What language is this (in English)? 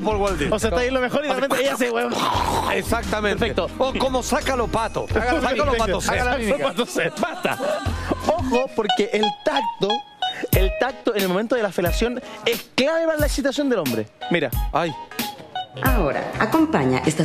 Spanish